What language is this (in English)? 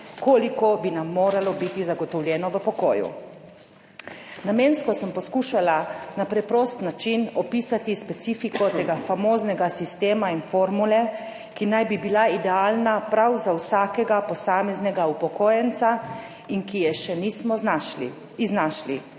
Slovenian